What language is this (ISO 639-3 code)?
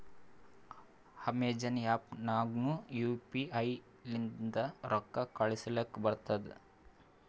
kan